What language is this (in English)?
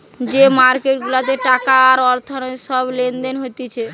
Bangla